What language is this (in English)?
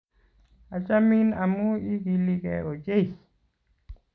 Kalenjin